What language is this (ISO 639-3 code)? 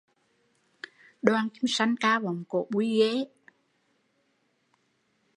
vie